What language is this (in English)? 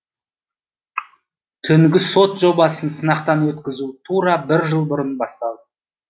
Kazakh